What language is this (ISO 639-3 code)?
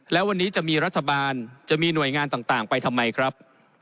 tha